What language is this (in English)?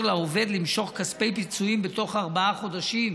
Hebrew